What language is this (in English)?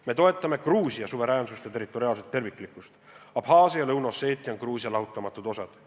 Estonian